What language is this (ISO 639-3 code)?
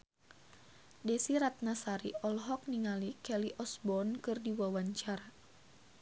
sun